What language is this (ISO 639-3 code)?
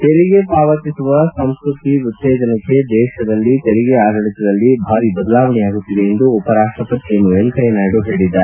kan